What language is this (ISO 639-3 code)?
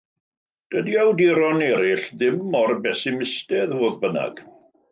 cym